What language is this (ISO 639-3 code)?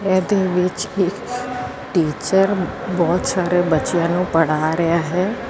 pan